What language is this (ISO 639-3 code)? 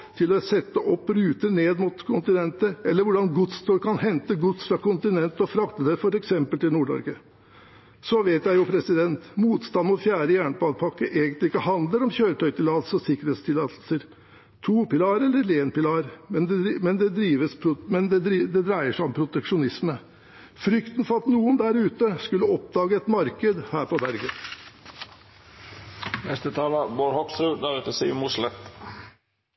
nob